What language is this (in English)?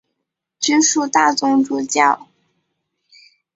Chinese